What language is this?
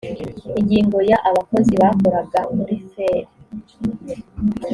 Kinyarwanda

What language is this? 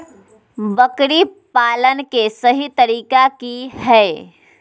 Magahi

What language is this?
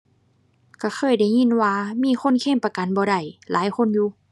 Thai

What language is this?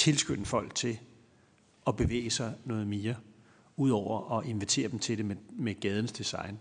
Danish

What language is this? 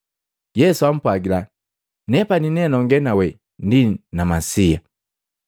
Matengo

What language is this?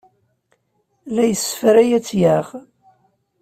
Kabyle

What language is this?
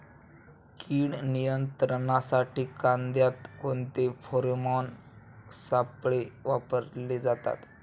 Marathi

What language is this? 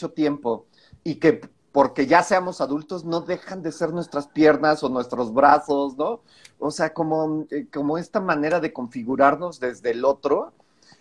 Spanish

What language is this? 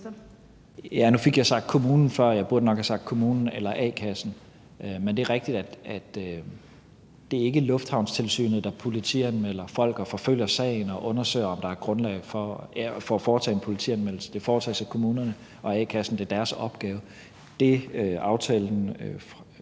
Danish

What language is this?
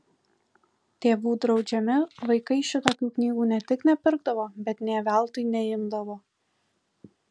Lithuanian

